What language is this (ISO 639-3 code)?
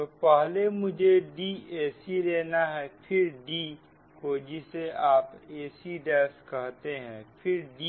hin